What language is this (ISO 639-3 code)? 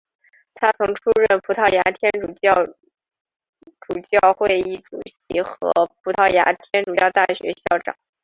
zho